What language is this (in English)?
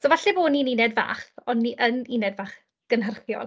Welsh